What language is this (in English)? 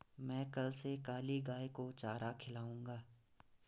Hindi